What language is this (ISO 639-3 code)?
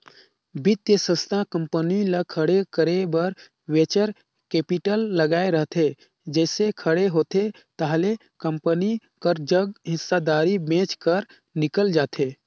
hne